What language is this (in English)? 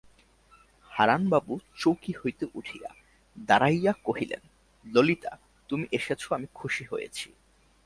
Bangla